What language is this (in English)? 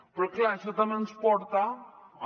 Catalan